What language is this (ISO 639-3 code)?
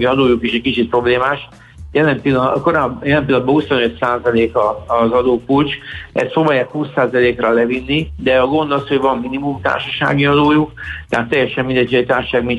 hun